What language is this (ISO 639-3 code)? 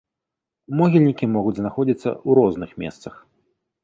bel